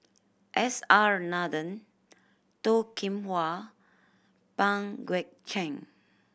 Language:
English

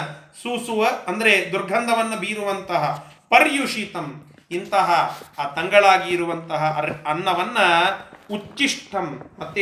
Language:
Kannada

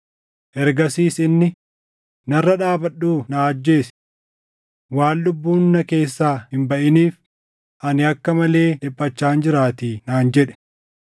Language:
Oromo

